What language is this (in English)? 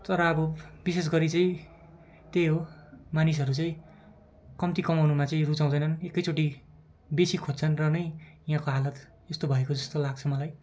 Nepali